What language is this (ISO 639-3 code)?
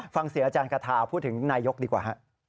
tha